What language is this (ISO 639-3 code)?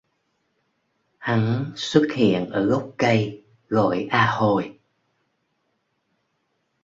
vie